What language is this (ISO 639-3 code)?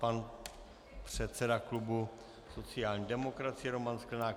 ces